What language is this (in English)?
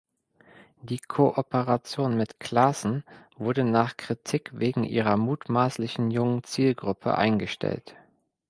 German